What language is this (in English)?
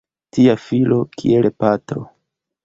Esperanto